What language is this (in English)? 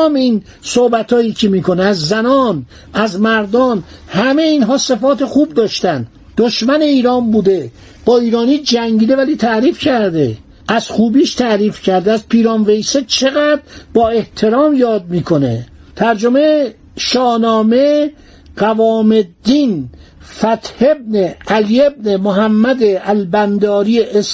Persian